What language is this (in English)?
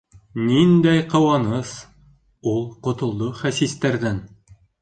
Bashkir